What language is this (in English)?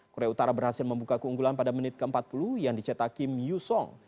Indonesian